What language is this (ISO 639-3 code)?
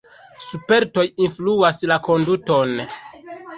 epo